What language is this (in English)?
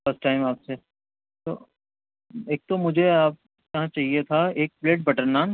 Urdu